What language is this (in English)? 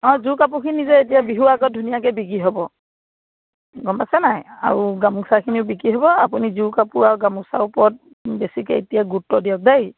Assamese